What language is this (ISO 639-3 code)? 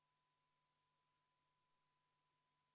est